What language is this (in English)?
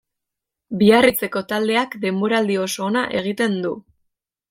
Basque